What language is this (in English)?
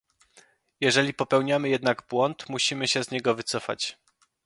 Polish